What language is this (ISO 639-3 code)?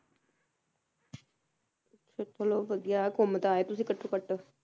pan